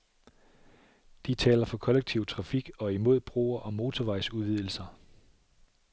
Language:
Danish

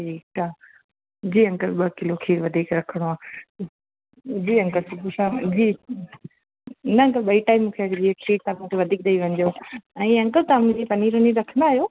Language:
Sindhi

